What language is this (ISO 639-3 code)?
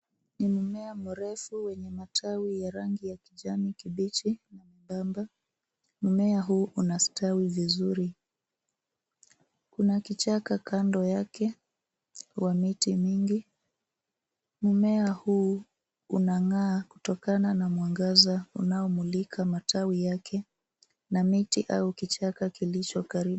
swa